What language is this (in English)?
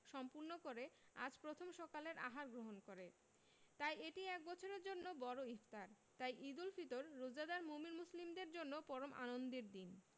Bangla